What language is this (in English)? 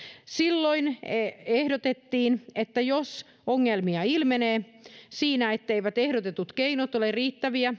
Finnish